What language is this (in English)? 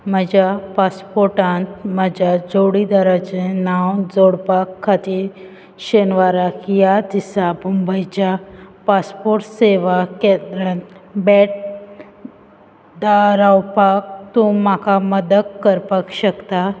Konkani